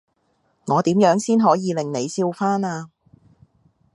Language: Cantonese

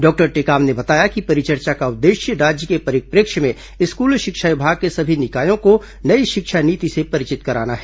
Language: Hindi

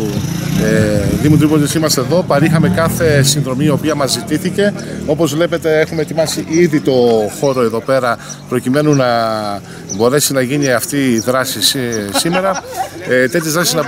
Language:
Greek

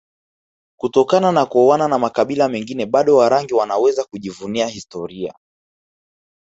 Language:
Swahili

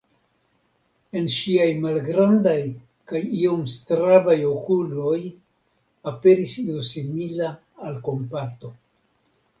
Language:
Esperanto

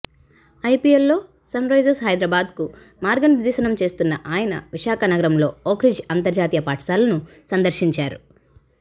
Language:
Telugu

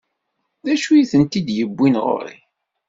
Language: Kabyle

